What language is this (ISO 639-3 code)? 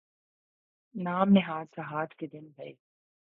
urd